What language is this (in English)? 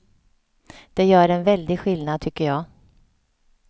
Swedish